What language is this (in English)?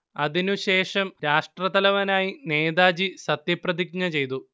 Malayalam